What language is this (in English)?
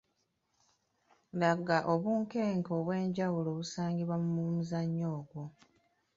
Ganda